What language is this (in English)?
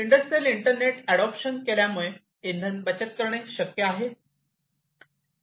Marathi